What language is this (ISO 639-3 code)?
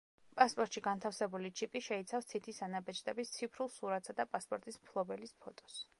kat